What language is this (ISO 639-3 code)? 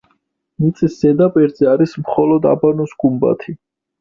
kat